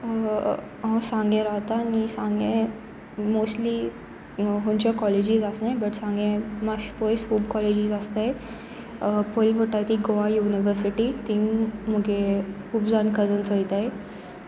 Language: Konkani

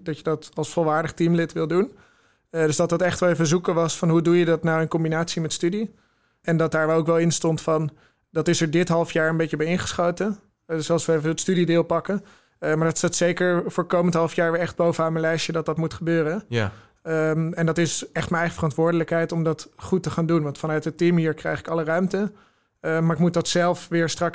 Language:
Dutch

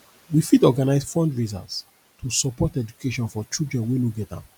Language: Nigerian Pidgin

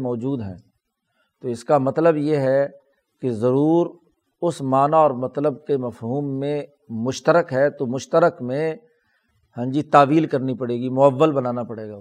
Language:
Urdu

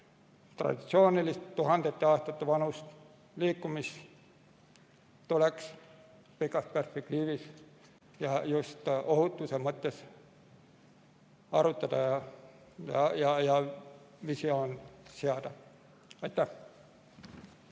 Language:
Estonian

